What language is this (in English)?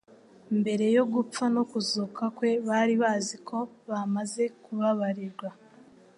Kinyarwanda